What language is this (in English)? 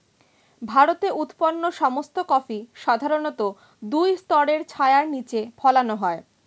Bangla